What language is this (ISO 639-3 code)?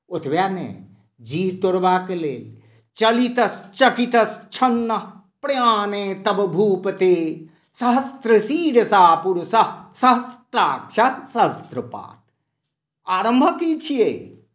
mai